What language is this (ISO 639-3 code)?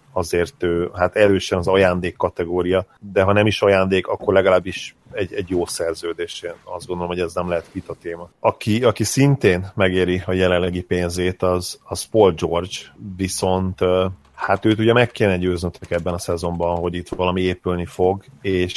hun